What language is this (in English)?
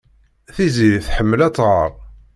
Kabyle